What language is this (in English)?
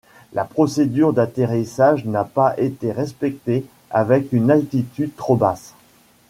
French